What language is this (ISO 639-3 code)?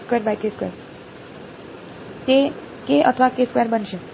guj